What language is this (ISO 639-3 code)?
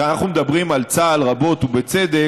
heb